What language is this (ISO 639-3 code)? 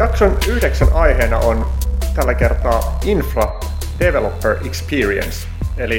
fin